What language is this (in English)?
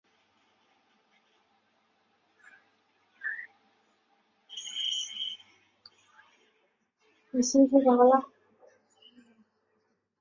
Chinese